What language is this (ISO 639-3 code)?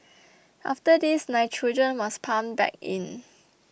eng